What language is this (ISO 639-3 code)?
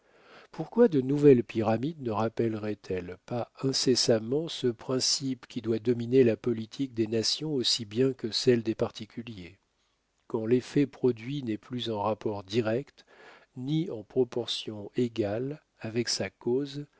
fra